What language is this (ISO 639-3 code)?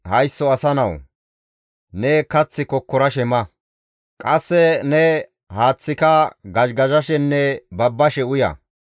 gmv